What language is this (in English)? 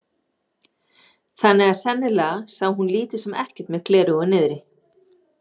Icelandic